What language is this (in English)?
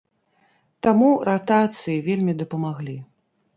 Belarusian